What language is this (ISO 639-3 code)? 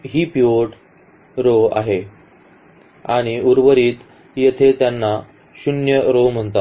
mar